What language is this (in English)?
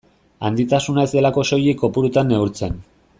Basque